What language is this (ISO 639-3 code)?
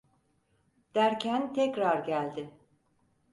tur